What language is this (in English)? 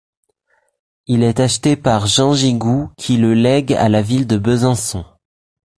French